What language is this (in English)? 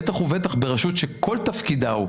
Hebrew